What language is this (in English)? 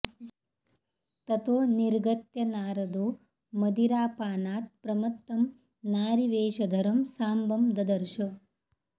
Sanskrit